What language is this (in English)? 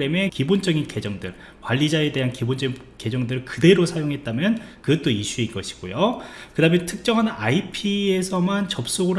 Korean